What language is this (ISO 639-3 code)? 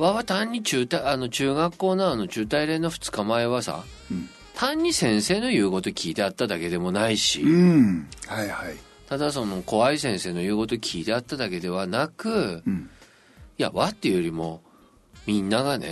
jpn